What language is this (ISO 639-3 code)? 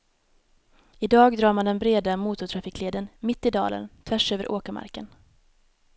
swe